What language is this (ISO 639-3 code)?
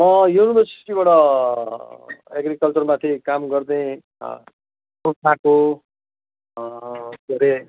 nep